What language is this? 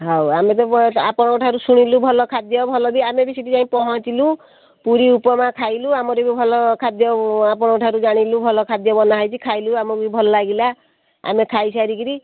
Odia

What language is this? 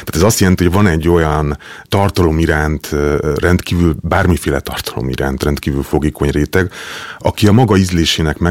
Hungarian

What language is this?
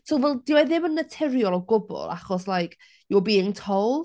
Welsh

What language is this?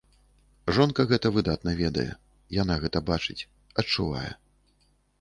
Belarusian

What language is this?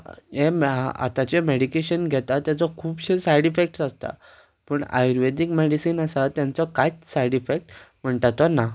Konkani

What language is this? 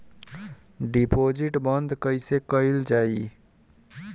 Bhojpuri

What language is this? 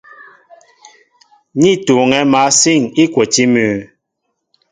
Mbo (Cameroon)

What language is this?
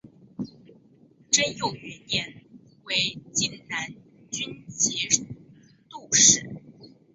Chinese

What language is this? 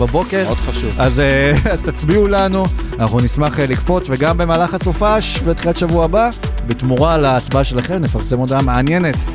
Hebrew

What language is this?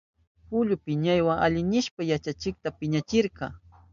Southern Pastaza Quechua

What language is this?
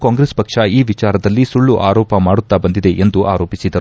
Kannada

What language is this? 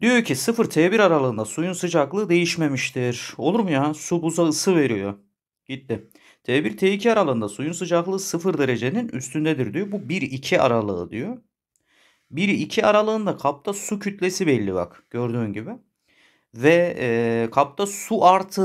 Turkish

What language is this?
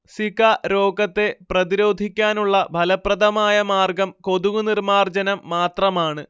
Malayalam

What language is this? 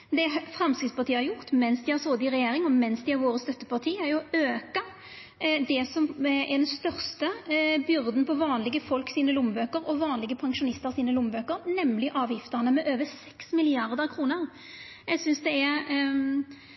Norwegian Nynorsk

